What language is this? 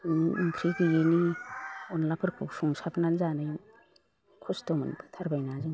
Bodo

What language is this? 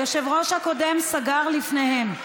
Hebrew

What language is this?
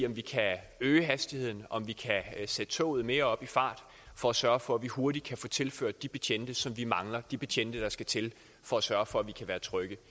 Danish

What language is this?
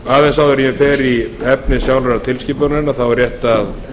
Icelandic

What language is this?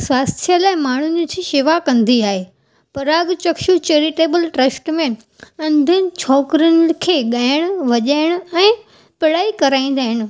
Sindhi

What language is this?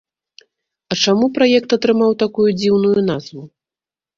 Belarusian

